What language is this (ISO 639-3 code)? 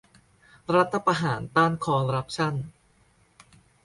tha